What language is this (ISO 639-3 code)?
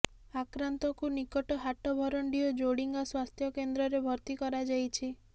ori